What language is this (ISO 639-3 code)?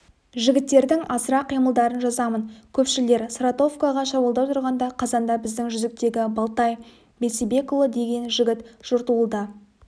kaz